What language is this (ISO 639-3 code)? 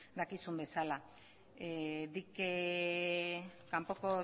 eus